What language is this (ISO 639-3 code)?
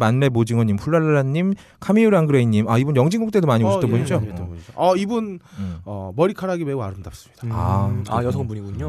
kor